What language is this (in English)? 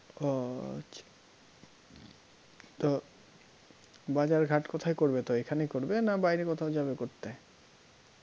Bangla